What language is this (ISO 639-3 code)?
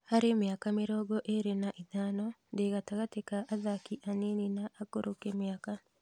kik